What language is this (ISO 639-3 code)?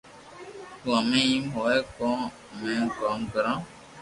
lrk